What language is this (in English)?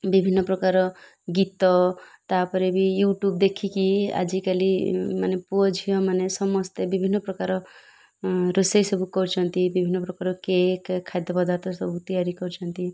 Odia